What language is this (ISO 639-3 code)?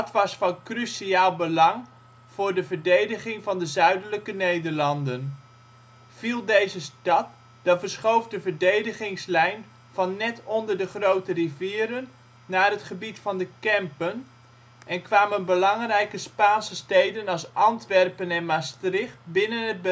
nld